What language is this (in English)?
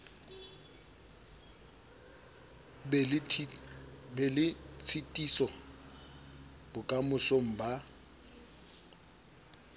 Southern Sotho